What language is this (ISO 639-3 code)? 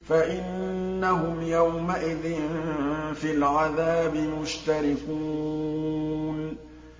ara